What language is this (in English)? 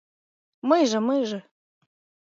Mari